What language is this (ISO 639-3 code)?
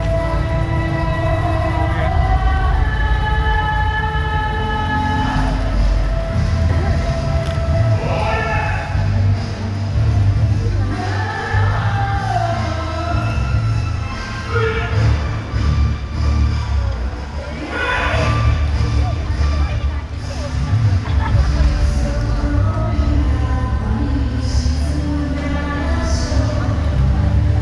jpn